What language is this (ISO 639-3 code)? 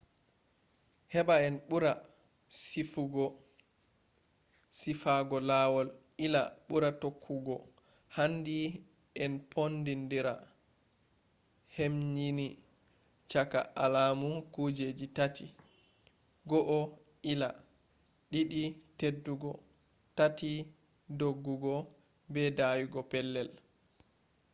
ful